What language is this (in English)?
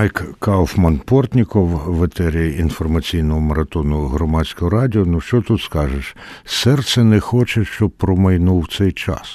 Ukrainian